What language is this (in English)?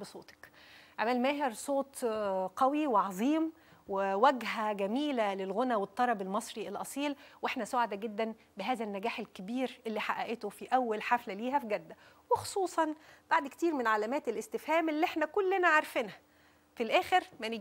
Arabic